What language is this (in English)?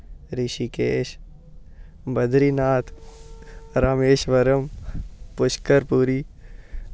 Dogri